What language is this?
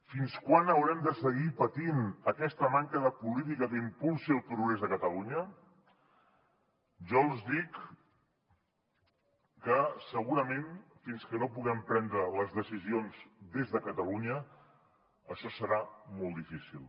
Catalan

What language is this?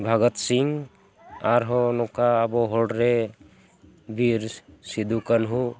Santali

